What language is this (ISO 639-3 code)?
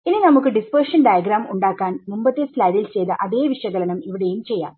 mal